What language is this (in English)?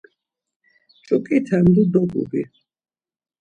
Laz